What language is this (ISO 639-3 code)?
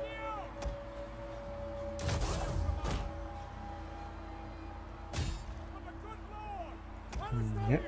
pol